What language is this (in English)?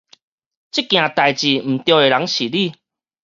Min Nan Chinese